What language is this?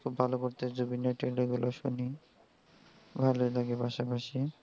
Bangla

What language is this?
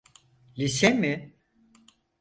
Turkish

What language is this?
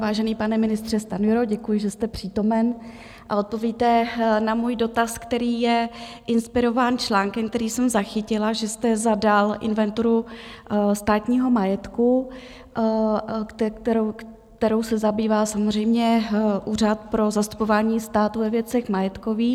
Czech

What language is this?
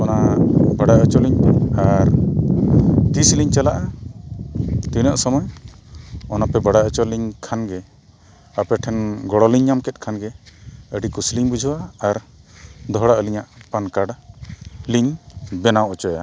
Santali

